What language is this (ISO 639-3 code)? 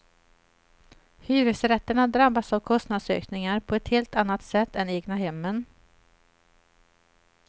swe